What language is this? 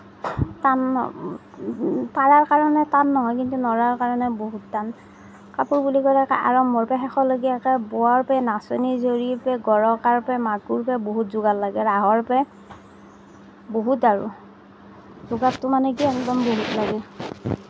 Assamese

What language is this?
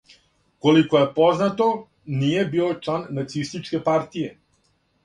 Serbian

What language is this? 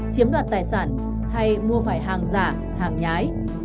Vietnamese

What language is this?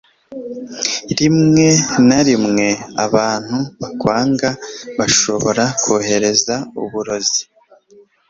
Kinyarwanda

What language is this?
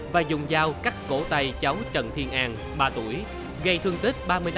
Vietnamese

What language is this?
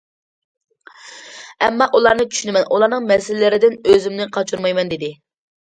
Uyghur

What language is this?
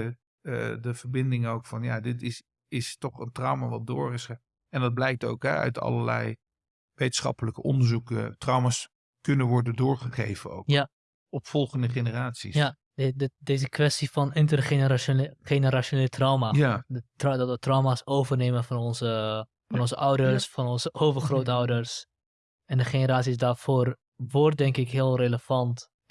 Dutch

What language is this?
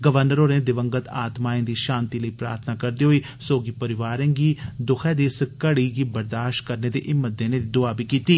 Dogri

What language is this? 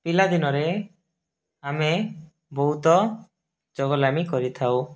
Odia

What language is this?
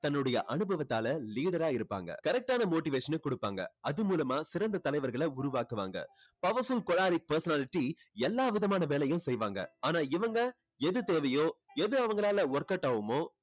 Tamil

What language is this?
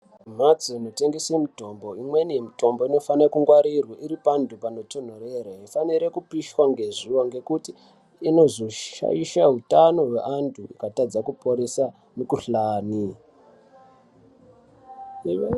Ndau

